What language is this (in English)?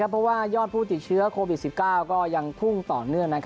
Thai